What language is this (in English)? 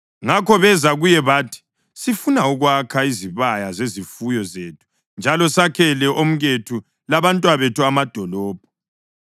North Ndebele